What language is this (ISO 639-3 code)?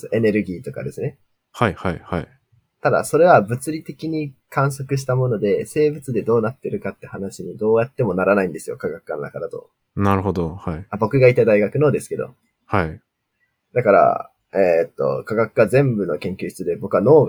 jpn